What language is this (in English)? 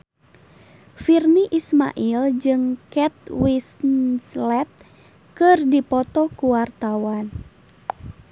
Sundanese